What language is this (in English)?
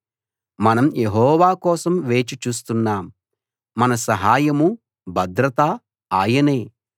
Telugu